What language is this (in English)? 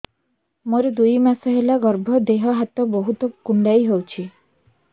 Odia